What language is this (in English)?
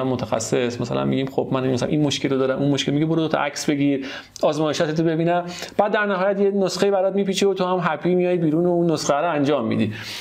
Persian